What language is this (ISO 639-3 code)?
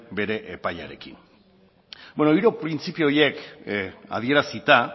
eus